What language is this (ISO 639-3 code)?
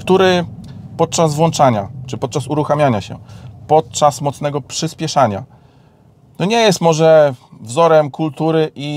pol